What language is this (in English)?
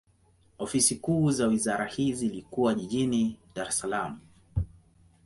Swahili